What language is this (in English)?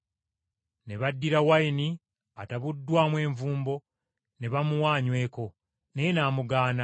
Ganda